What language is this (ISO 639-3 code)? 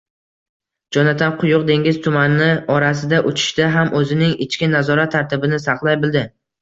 uzb